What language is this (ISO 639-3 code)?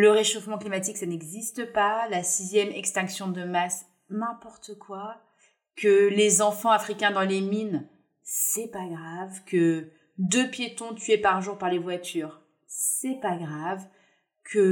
fra